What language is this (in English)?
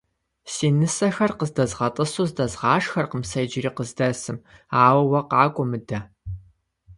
Kabardian